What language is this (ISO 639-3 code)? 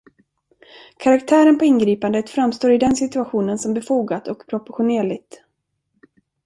swe